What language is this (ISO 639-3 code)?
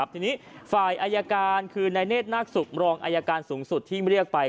tha